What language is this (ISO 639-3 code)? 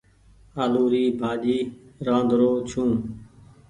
gig